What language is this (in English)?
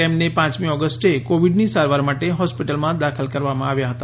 Gujarati